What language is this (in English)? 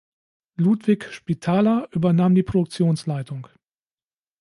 German